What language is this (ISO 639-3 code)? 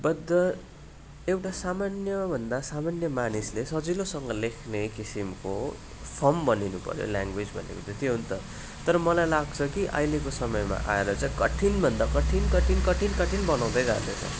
nep